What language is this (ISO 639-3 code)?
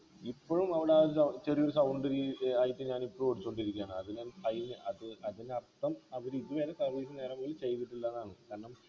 mal